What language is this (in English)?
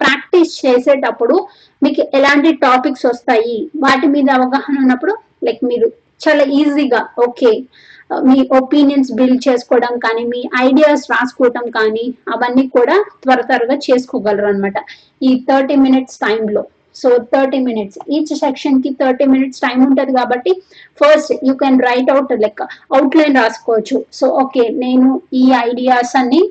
Telugu